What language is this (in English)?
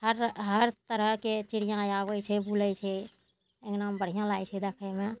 Maithili